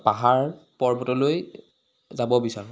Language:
Assamese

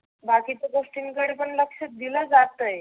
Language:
Marathi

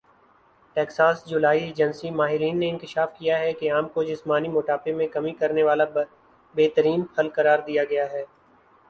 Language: Urdu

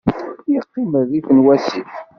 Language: Kabyle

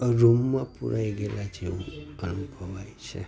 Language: Gujarati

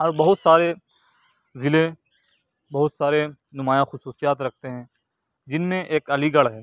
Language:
Urdu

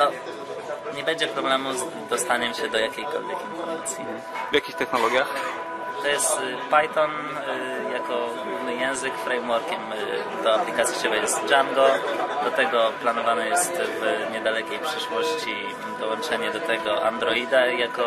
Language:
Polish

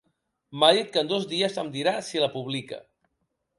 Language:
Catalan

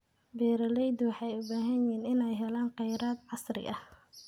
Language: Somali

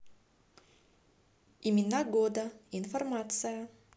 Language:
Russian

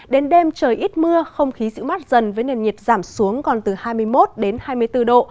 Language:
Vietnamese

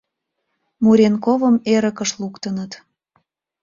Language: Mari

